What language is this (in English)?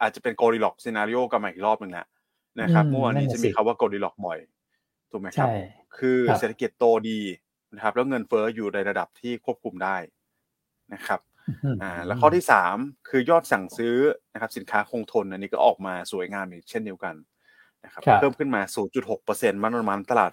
Thai